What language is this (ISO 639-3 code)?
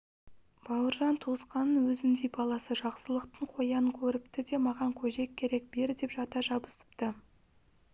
kaz